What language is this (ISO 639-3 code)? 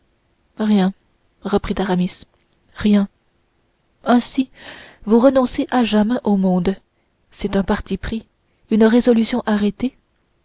fra